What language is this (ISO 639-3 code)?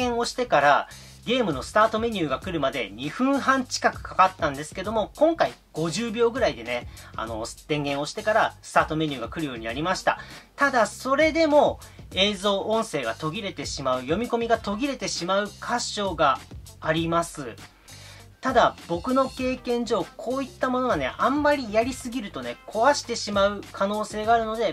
jpn